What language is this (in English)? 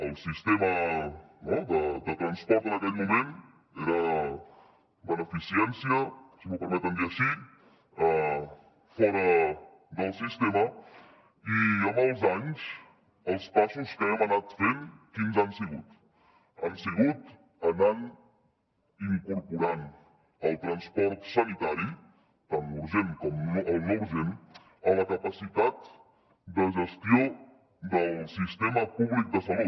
Catalan